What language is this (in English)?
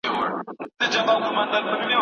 Pashto